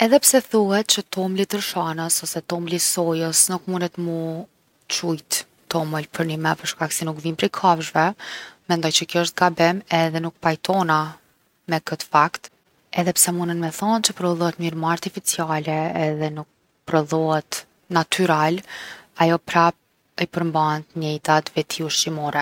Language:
Gheg Albanian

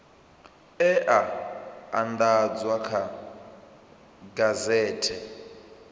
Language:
Venda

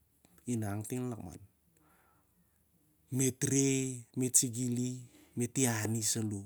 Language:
Siar-Lak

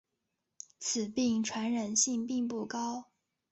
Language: Chinese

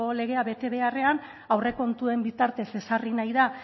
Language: Basque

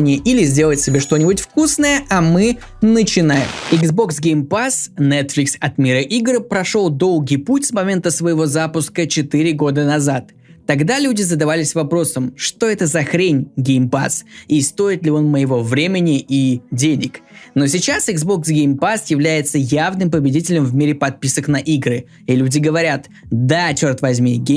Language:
Russian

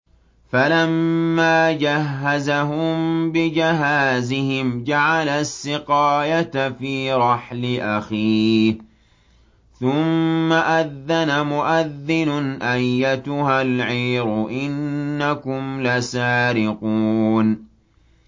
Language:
Arabic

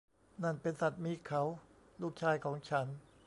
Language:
Thai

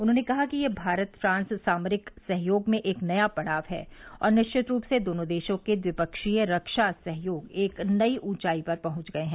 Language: Hindi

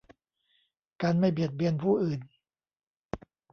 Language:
Thai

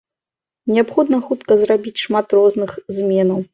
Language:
Belarusian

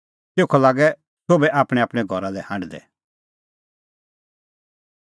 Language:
Kullu Pahari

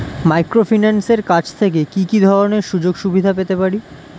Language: Bangla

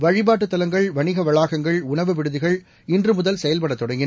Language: Tamil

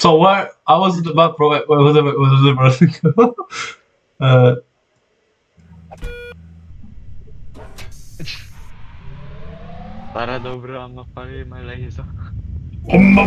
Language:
Polish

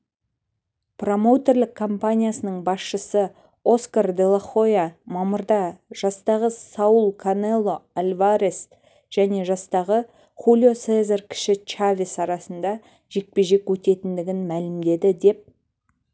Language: Kazakh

